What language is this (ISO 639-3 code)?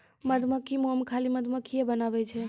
mai